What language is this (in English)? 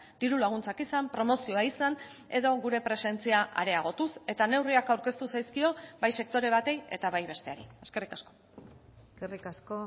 Basque